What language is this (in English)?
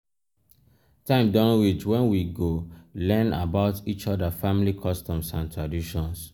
Nigerian Pidgin